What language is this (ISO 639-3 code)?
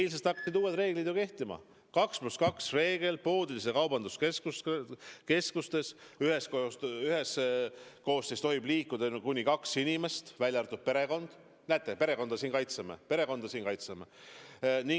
est